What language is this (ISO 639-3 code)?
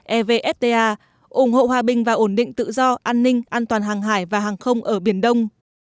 vie